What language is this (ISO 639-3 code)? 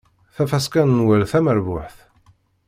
kab